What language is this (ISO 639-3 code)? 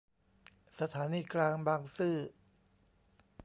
tha